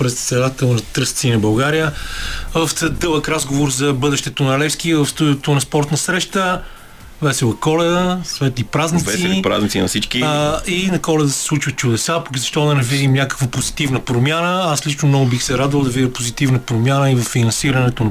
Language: Bulgarian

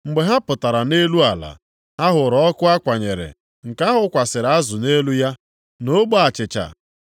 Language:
Igbo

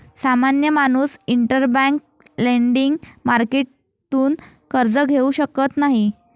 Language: Marathi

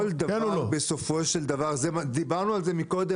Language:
Hebrew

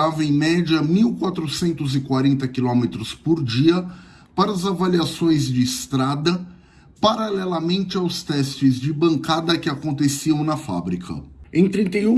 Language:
Portuguese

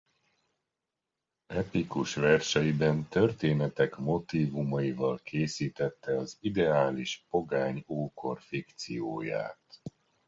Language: Hungarian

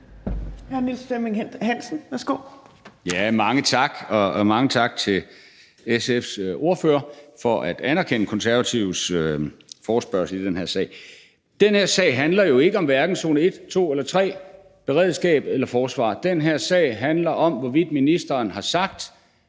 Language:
Danish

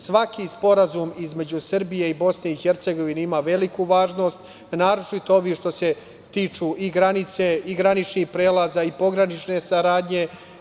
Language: Serbian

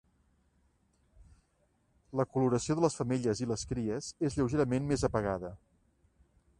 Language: Catalan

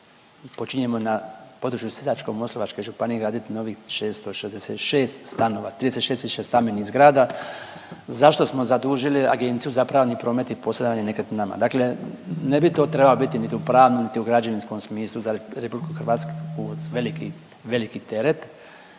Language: Croatian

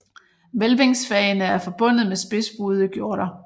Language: Danish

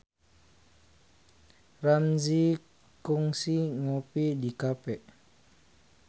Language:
Sundanese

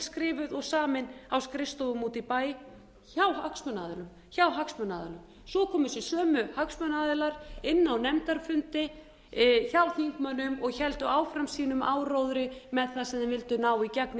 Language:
Icelandic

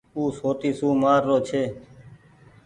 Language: Goaria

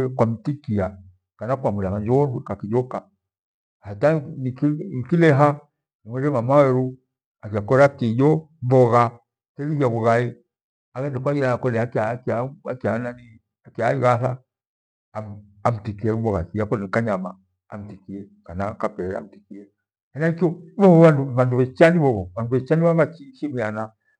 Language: Gweno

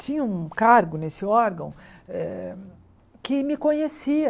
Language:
Portuguese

